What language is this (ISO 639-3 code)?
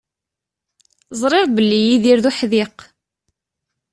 kab